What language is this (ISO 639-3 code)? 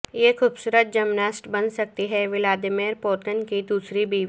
urd